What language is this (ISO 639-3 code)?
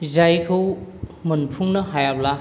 brx